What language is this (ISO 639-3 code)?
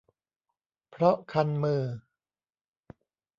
tha